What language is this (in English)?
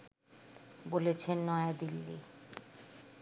Bangla